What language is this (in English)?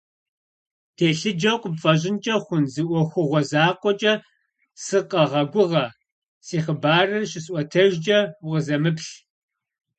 Kabardian